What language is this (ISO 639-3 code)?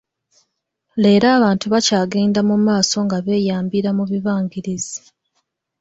lug